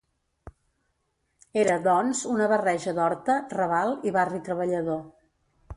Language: Catalan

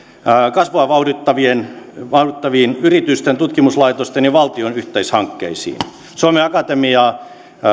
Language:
Finnish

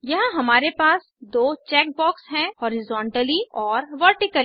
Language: Hindi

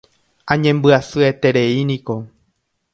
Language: Guarani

